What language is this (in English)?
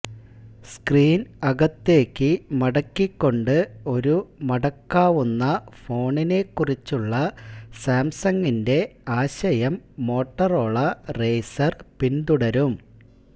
Malayalam